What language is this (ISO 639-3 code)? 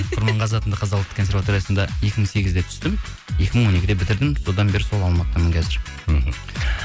kaz